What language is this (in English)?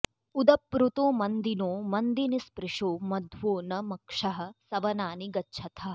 Sanskrit